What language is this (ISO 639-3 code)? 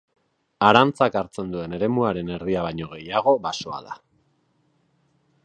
eus